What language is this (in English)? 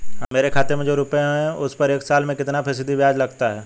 Hindi